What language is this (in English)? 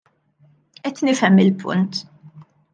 Maltese